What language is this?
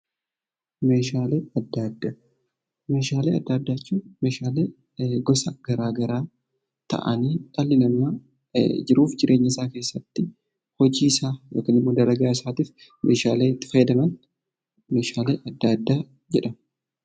Oromo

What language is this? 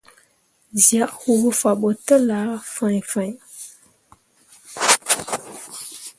Mundang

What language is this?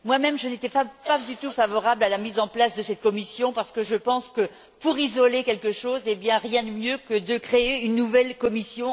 French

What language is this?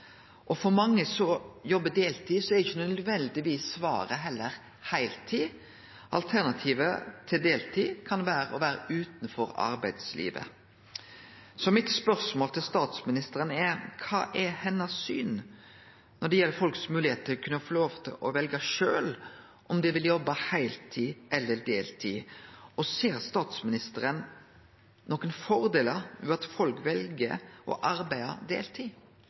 Norwegian Nynorsk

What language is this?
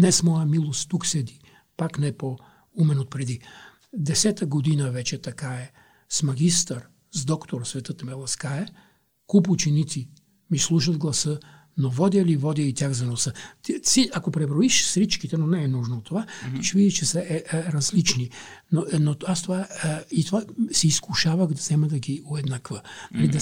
Bulgarian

